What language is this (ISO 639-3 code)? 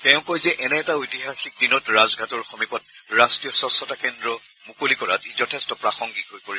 asm